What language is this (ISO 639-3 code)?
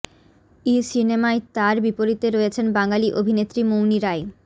ben